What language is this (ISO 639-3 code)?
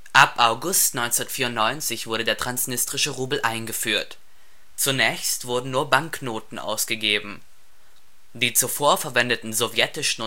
deu